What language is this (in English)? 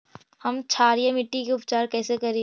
Magahi